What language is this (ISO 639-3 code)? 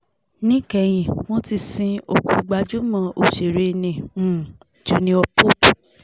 yor